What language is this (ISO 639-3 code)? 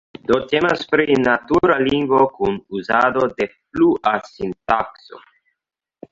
epo